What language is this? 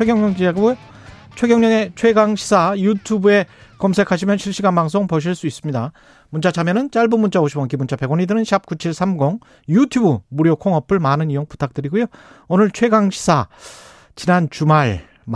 Korean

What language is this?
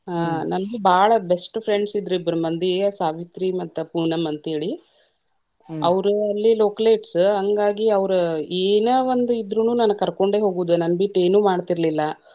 Kannada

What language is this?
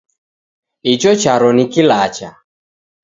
Taita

